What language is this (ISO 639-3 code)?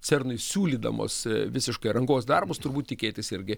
lit